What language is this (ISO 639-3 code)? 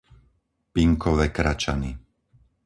slk